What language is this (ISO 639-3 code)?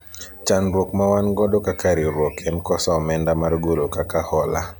luo